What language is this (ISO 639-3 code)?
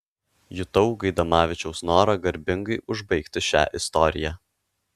lit